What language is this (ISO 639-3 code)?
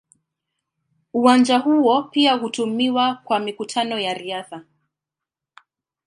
swa